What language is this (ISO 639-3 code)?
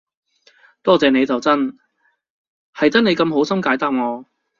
yue